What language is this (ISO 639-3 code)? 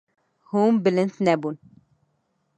kur